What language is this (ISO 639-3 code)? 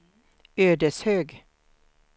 swe